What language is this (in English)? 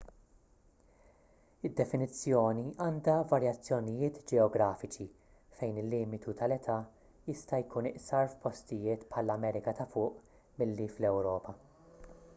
Maltese